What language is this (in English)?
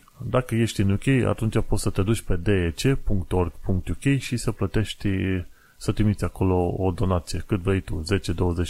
Romanian